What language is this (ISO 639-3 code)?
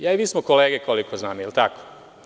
srp